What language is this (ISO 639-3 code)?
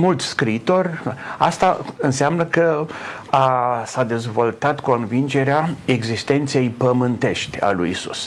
ron